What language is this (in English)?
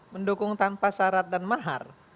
Indonesian